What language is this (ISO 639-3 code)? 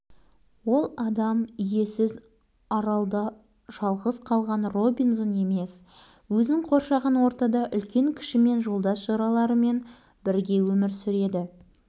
kaz